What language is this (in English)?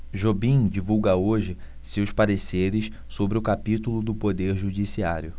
Portuguese